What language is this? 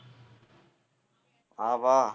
Tamil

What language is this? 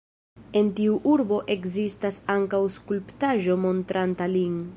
Esperanto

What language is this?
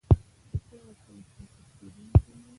Pashto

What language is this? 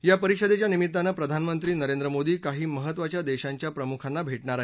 Marathi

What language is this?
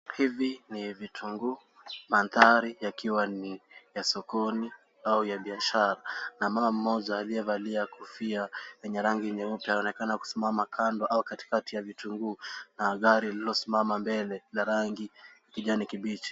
Swahili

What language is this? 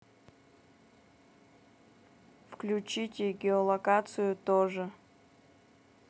Russian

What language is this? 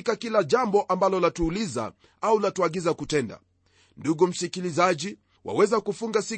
Swahili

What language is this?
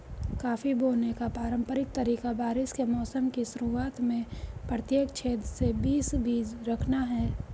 Hindi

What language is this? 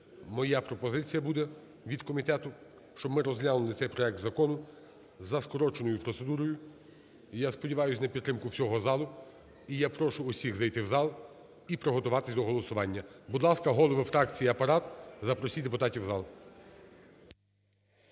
Ukrainian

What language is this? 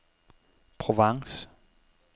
Danish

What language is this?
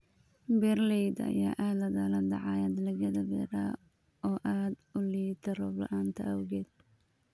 Somali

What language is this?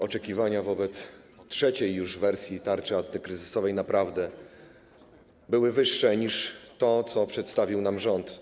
Polish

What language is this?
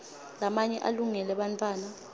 Swati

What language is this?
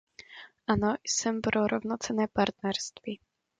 Czech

